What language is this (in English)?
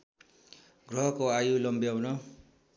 Nepali